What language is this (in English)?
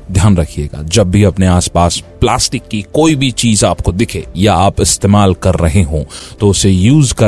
Hindi